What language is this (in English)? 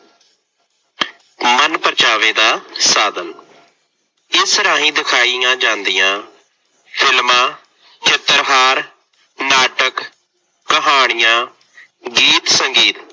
Punjabi